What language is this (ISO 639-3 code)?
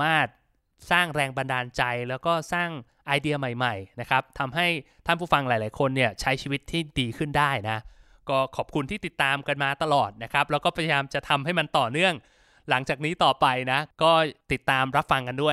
tha